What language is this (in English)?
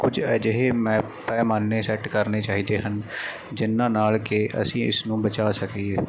Punjabi